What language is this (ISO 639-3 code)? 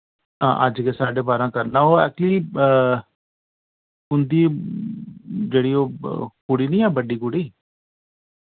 doi